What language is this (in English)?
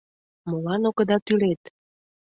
Mari